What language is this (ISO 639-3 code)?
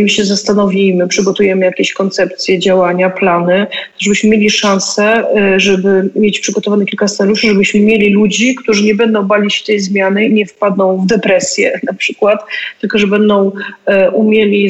pol